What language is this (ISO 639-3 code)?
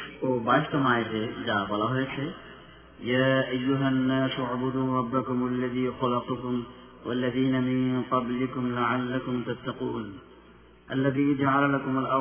ben